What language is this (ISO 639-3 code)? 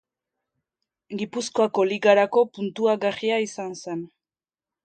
eus